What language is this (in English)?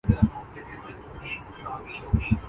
Urdu